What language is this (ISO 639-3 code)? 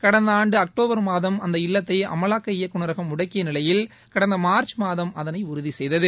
tam